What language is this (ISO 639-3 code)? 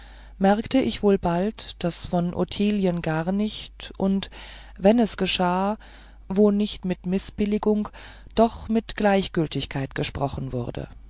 deu